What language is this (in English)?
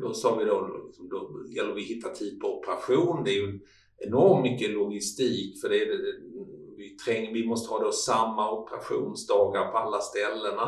Swedish